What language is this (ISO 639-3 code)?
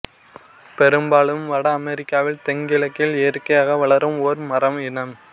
tam